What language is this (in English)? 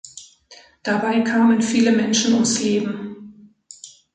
German